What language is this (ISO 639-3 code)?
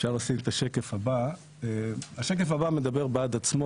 heb